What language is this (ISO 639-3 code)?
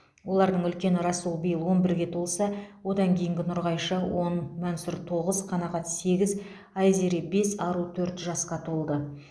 kaz